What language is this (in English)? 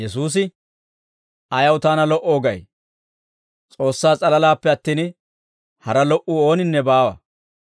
Dawro